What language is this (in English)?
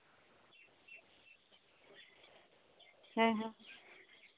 Santali